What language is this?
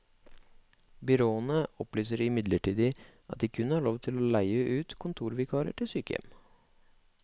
Norwegian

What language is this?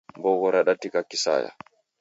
Taita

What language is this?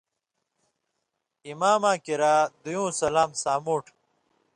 Indus Kohistani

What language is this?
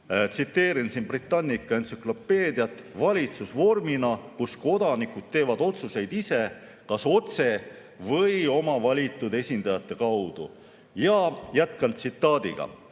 Estonian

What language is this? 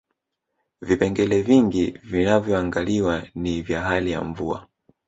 Swahili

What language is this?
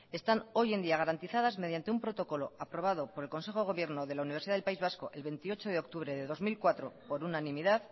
Spanish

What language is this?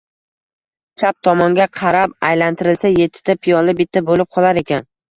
Uzbek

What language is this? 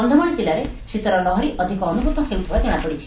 Odia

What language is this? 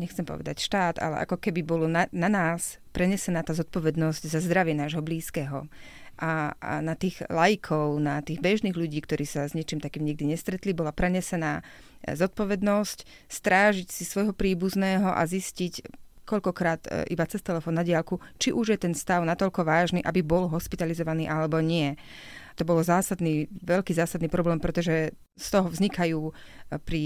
Slovak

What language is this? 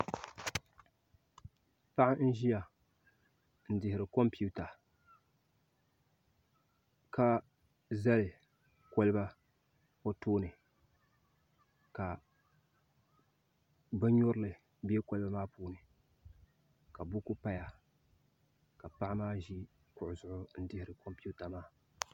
Dagbani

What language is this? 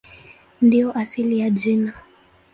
Swahili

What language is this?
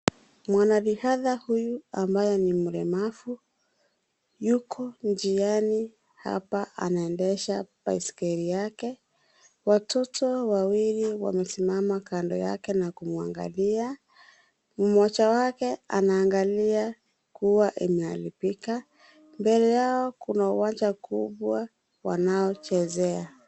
Swahili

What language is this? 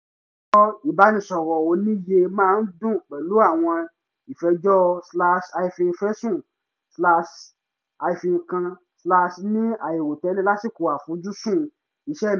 Yoruba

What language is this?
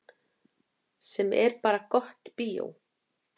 Icelandic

